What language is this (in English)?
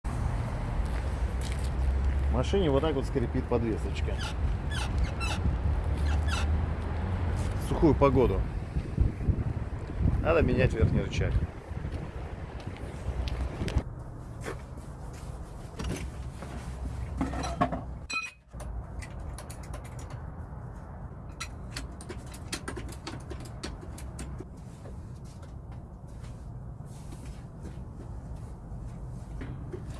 Russian